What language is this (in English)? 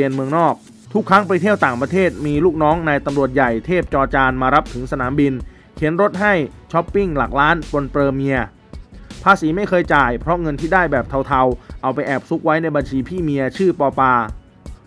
Thai